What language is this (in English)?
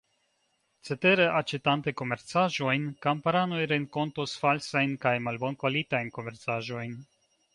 Esperanto